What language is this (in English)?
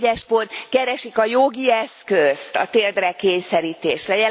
Hungarian